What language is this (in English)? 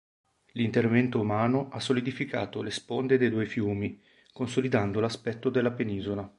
Italian